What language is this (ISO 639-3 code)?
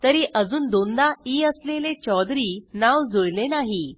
mar